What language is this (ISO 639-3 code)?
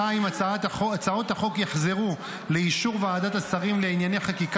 heb